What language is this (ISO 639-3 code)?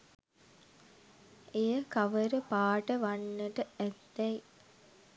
sin